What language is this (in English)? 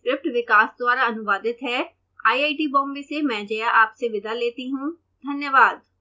Hindi